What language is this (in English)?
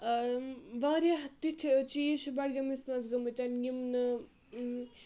Kashmiri